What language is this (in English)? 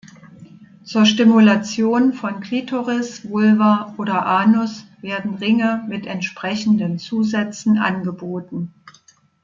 German